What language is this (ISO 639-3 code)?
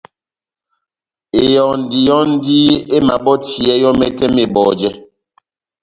bnm